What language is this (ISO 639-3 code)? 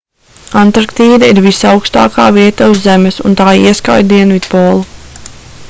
lav